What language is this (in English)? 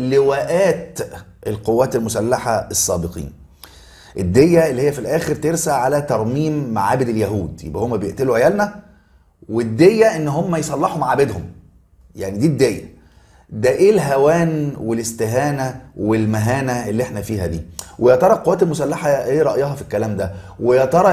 Arabic